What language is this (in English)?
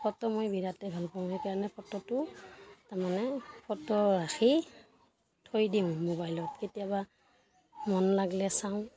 Assamese